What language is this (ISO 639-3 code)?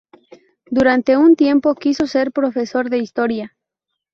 spa